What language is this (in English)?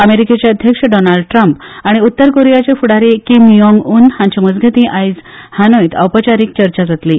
Konkani